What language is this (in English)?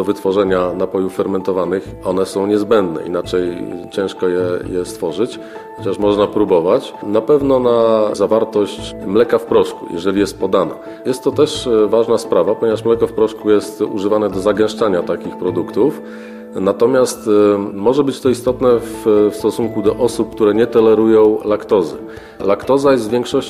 Polish